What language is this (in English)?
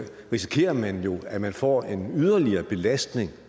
Danish